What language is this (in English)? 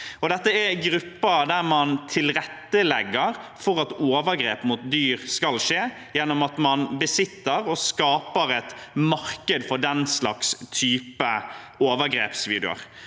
Norwegian